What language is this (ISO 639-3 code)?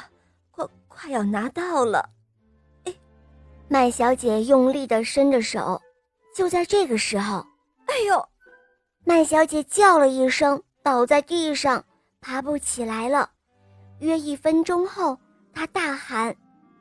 zho